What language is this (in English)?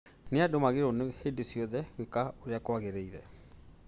Kikuyu